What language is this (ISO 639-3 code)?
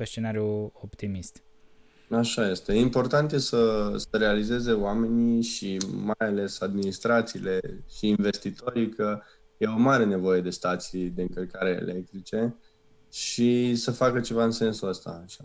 ron